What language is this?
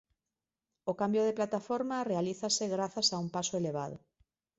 Galician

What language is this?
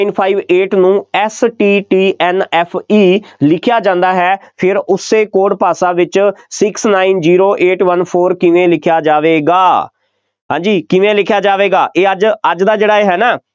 Punjabi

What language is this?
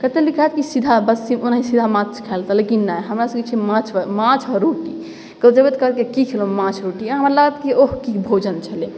Maithili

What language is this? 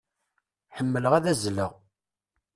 Kabyle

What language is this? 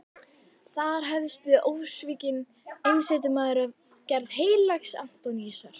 Icelandic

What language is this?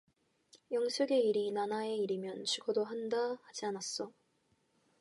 Korean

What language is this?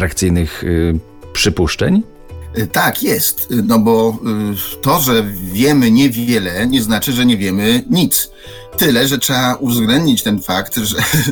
Polish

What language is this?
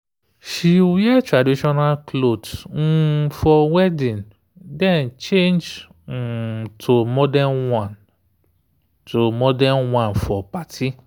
Nigerian Pidgin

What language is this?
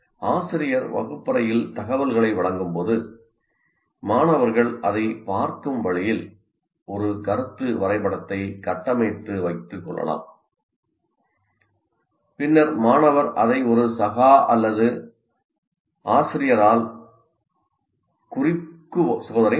Tamil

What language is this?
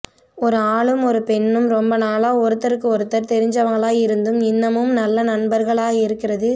Tamil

